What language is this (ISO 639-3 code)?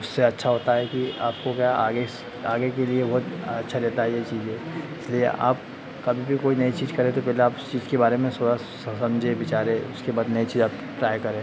hin